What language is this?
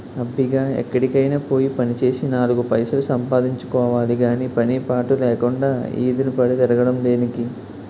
Telugu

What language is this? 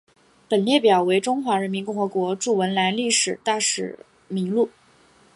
Chinese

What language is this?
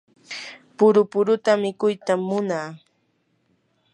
Yanahuanca Pasco Quechua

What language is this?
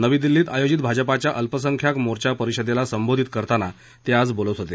Marathi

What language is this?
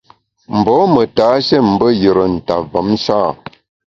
Bamun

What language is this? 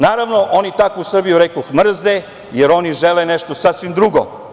Serbian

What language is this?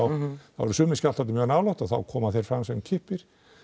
Icelandic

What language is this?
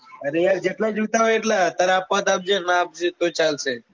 Gujarati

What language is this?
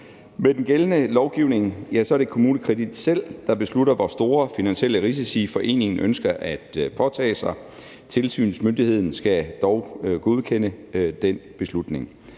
Danish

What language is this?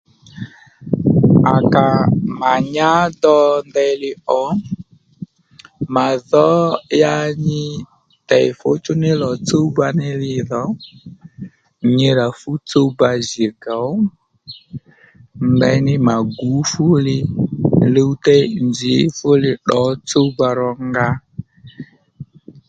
Lendu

